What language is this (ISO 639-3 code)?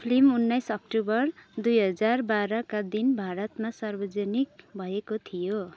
nep